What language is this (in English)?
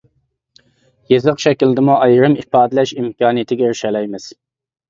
Uyghur